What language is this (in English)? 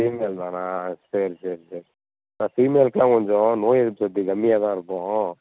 Tamil